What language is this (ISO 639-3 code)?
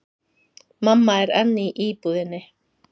isl